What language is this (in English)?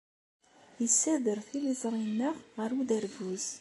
Kabyle